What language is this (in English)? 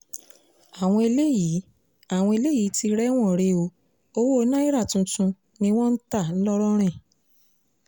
Yoruba